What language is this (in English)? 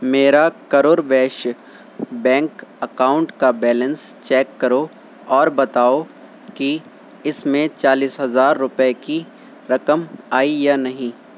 Urdu